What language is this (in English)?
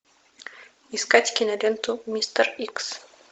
Russian